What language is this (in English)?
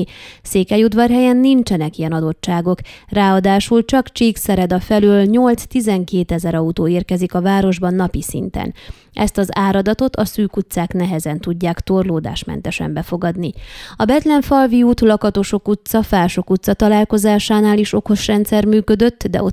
Hungarian